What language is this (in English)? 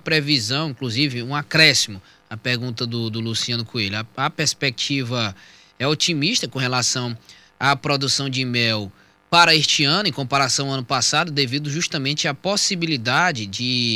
Portuguese